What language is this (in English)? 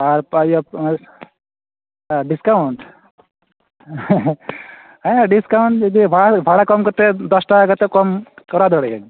Santali